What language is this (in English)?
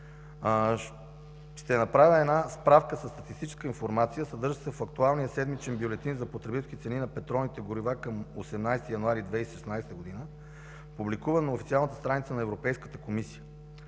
Bulgarian